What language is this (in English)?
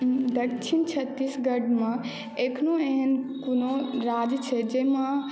Maithili